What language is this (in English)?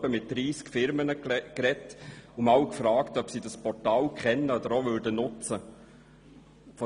Swiss German